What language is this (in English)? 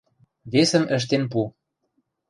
Western Mari